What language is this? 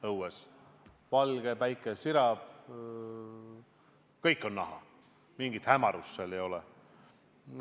Estonian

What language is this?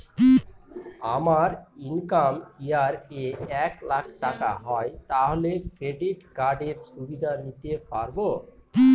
Bangla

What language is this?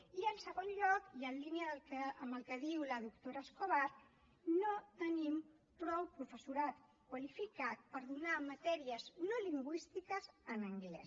Catalan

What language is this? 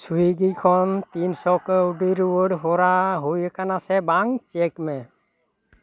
Santali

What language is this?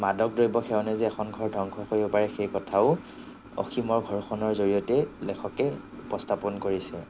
Assamese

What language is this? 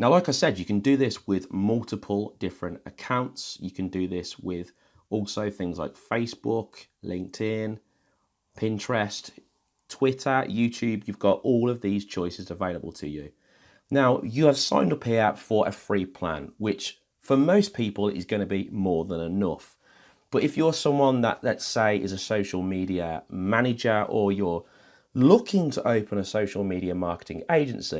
English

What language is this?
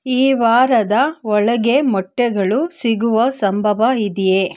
Kannada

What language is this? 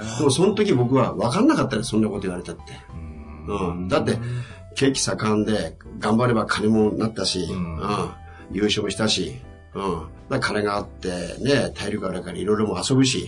Japanese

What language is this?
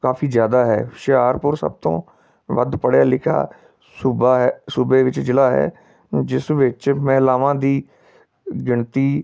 Punjabi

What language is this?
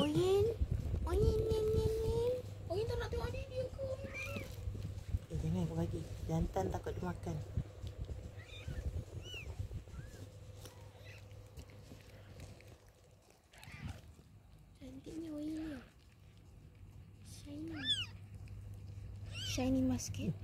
Malay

